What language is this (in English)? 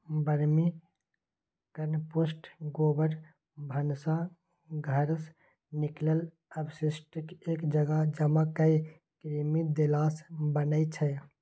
Maithili